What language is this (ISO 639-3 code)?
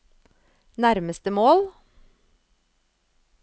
nor